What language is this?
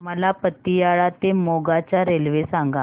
Marathi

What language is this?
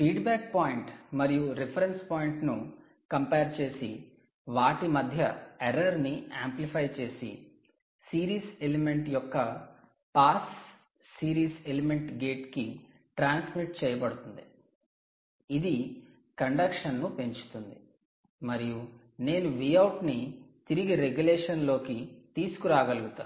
Telugu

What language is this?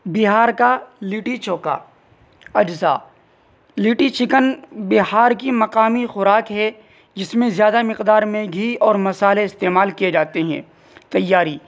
Urdu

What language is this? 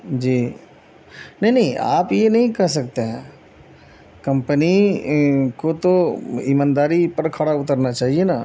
Urdu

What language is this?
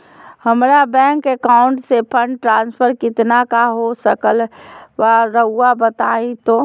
Magahi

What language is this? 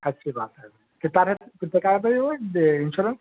Urdu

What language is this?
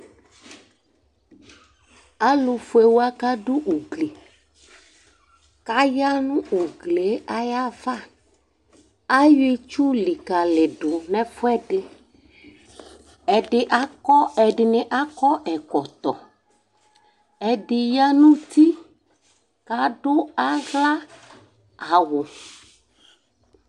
Ikposo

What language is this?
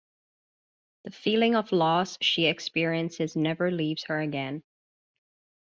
English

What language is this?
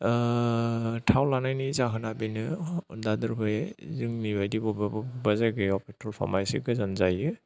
Bodo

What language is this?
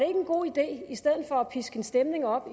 Danish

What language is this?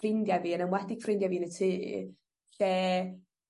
Welsh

